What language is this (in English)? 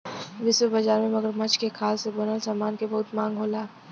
Bhojpuri